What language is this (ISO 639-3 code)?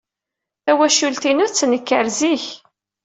kab